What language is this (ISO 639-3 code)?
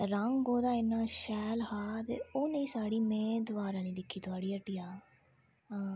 doi